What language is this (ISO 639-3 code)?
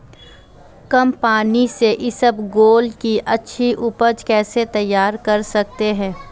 hin